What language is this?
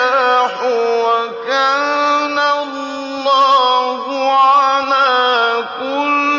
Arabic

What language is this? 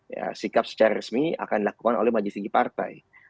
Indonesian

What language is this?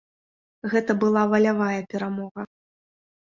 Belarusian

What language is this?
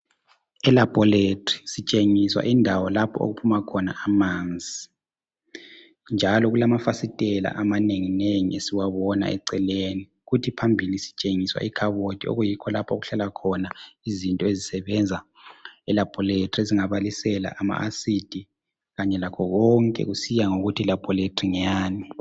North Ndebele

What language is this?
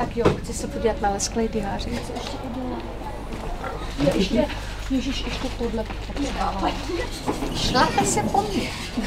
Czech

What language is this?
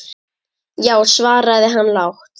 Icelandic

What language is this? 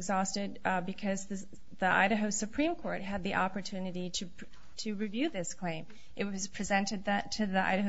English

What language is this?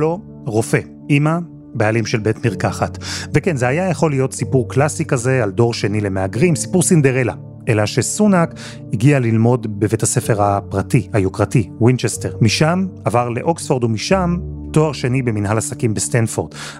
Hebrew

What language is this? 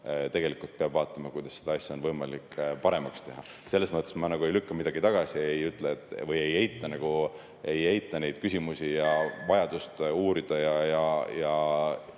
Estonian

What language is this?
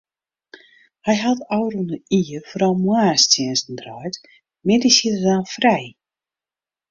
Western Frisian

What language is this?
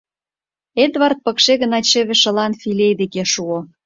Mari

